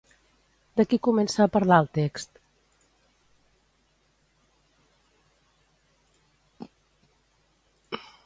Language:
Catalan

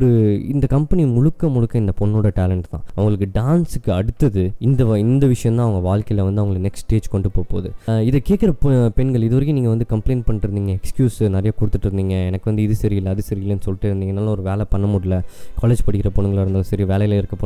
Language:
Tamil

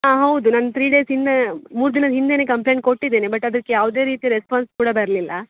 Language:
Kannada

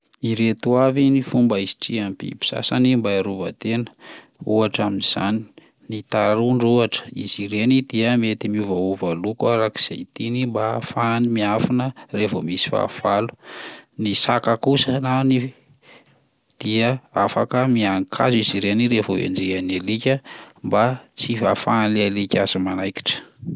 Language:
Malagasy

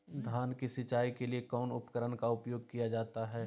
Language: Magahi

